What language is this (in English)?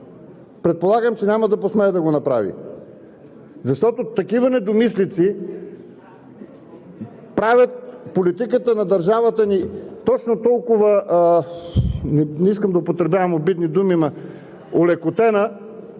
Bulgarian